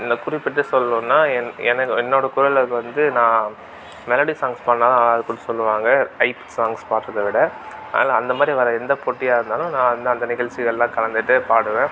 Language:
Tamil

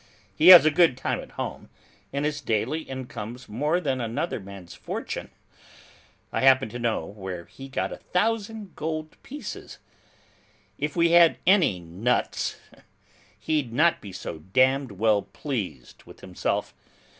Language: English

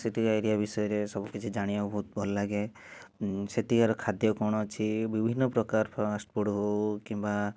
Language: Odia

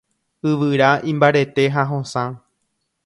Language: Guarani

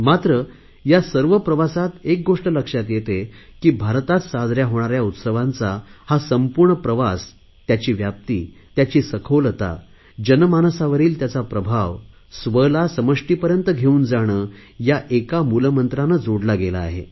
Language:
Marathi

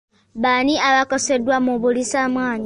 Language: Ganda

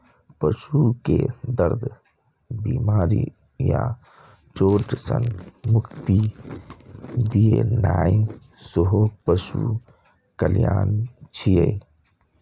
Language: Maithili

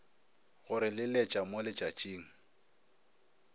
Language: Northern Sotho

